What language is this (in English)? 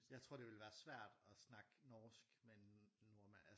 Danish